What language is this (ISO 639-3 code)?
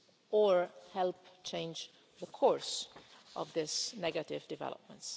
eng